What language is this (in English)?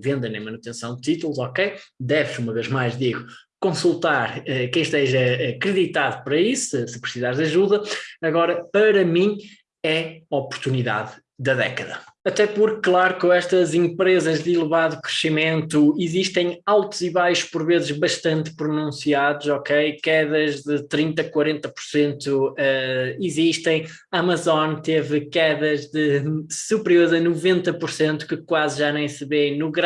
Portuguese